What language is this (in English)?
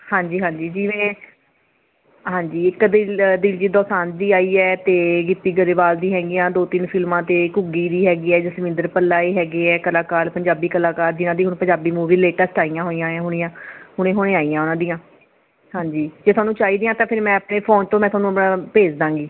Punjabi